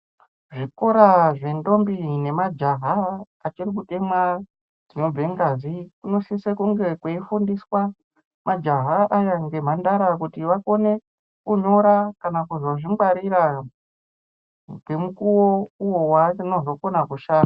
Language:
Ndau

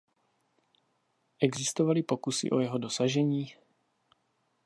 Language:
Czech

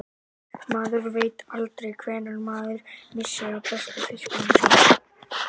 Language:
Icelandic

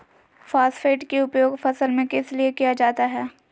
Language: Magahi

